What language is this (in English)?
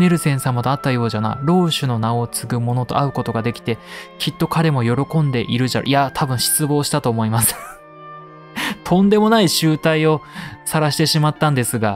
Japanese